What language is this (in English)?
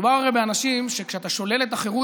Hebrew